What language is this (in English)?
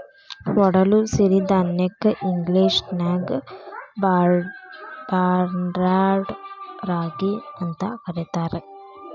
Kannada